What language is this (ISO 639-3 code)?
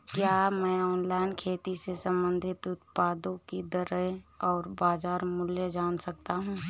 hin